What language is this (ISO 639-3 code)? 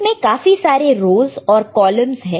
hin